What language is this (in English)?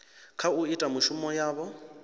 Venda